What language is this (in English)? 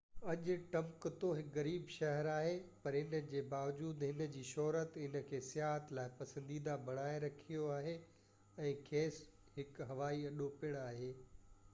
Sindhi